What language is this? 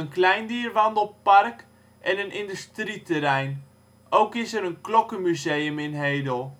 Dutch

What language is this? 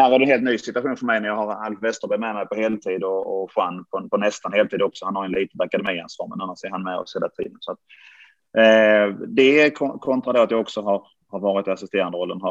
Swedish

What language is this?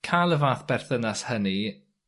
Welsh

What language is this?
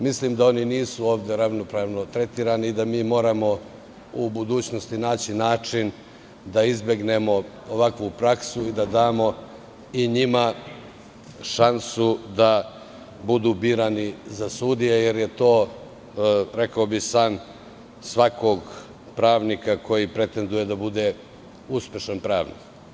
Serbian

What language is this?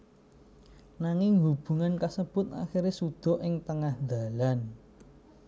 Javanese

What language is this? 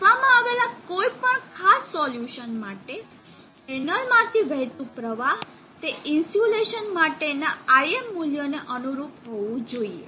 Gujarati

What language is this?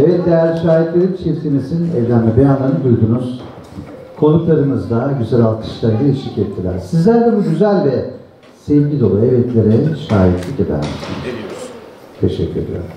Turkish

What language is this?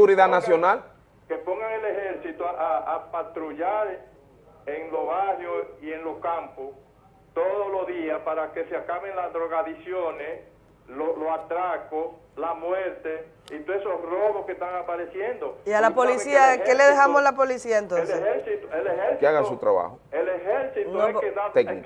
Spanish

